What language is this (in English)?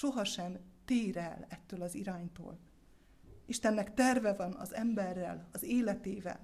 Hungarian